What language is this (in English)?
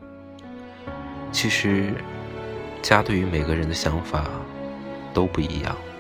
Chinese